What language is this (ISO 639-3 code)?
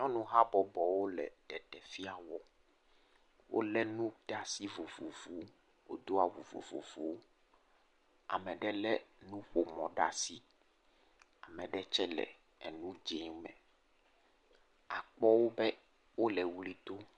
ewe